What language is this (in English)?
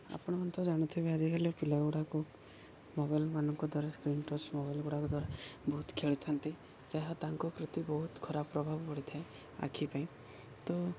Odia